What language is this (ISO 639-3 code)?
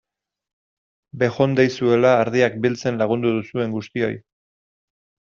eus